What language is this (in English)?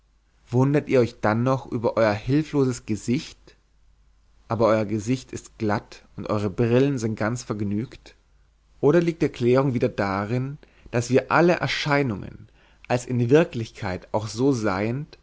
German